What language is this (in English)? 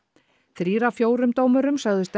Icelandic